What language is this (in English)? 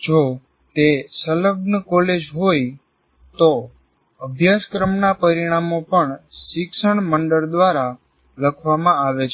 Gujarati